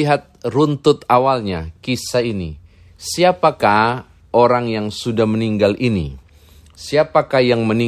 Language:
Indonesian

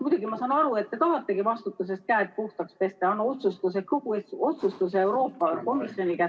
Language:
Estonian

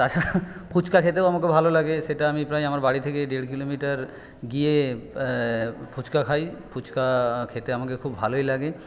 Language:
Bangla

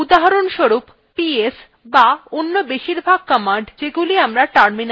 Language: Bangla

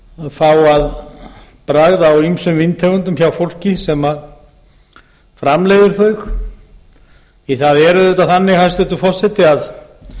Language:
Icelandic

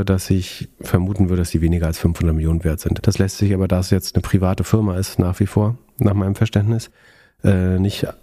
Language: German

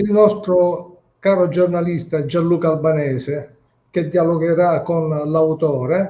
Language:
Italian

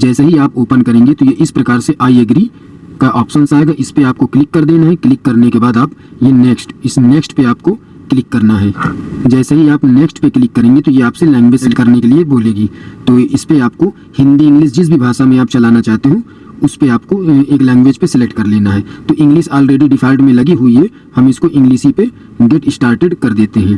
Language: Hindi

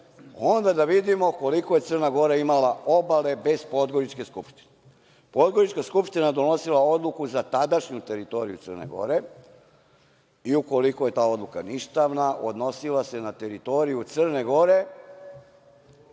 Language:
Serbian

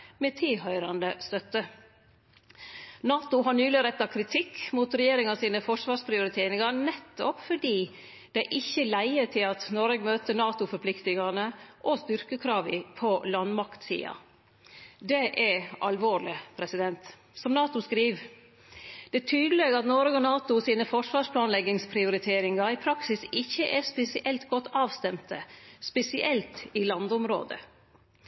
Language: Norwegian Nynorsk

